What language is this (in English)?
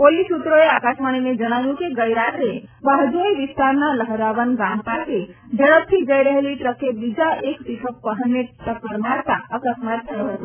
Gujarati